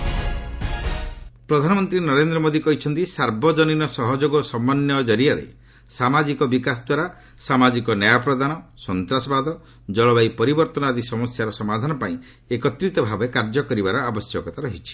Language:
Odia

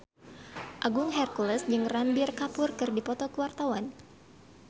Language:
Sundanese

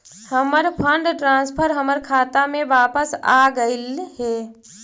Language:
Magahi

